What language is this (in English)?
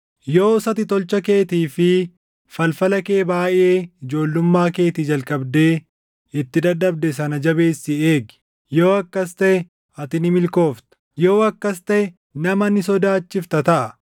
Oromo